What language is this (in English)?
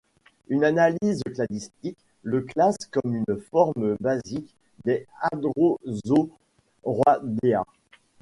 French